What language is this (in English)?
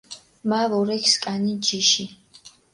Mingrelian